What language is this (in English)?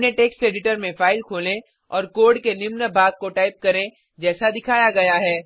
Hindi